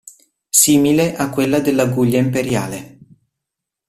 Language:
Italian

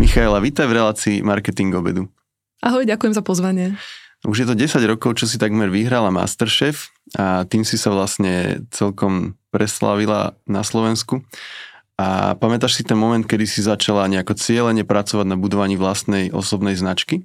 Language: Slovak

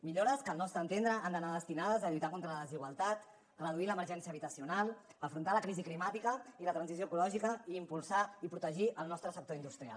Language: Catalan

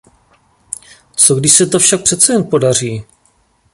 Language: Czech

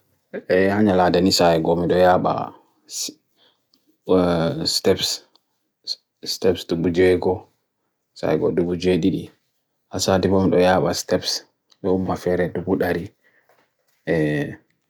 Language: Bagirmi Fulfulde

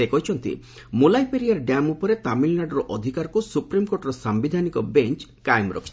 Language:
Odia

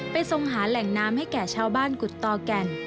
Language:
Thai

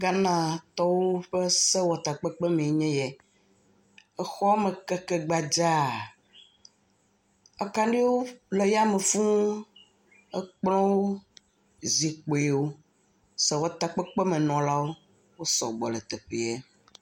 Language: Ewe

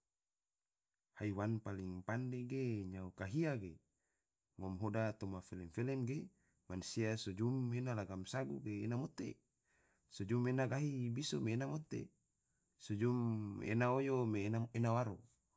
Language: Tidore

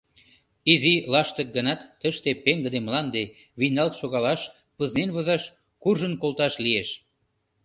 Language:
Mari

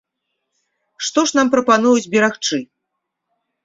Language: Belarusian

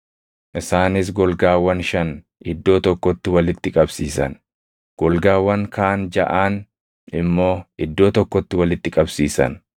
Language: Oromo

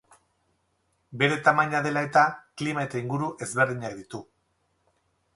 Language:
Basque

